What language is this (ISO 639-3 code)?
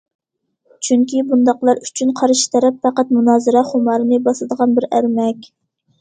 uig